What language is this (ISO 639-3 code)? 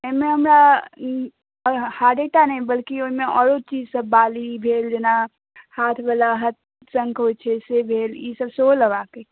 mai